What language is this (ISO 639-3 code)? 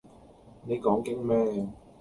yue